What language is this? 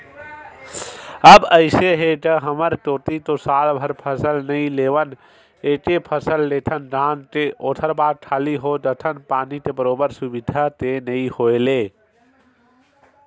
Chhattisgarhi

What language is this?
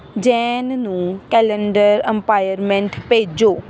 Punjabi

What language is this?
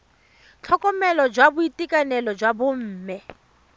Tswana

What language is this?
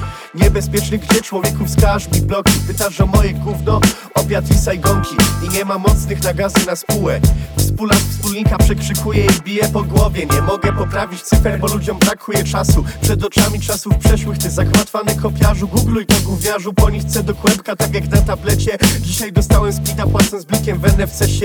Polish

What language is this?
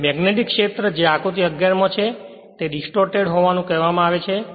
Gujarati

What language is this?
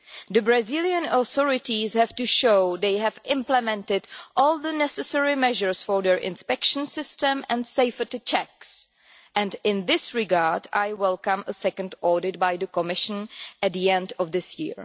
English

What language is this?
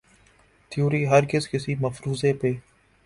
Urdu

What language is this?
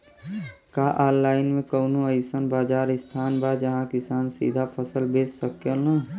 Bhojpuri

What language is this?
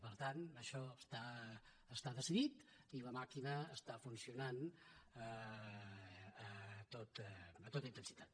Catalan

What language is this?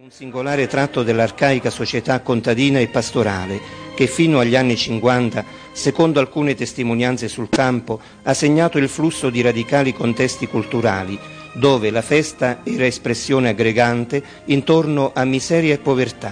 Italian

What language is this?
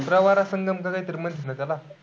Marathi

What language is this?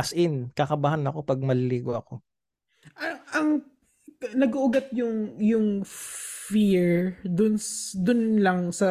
Filipino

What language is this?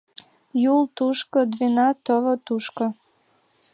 Mari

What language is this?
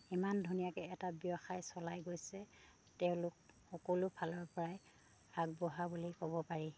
Assamese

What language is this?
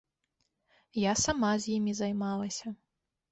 Belarusian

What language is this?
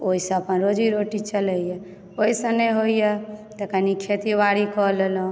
Maithili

